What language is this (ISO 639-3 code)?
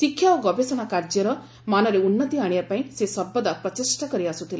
ori